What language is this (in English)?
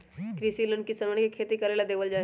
Magahi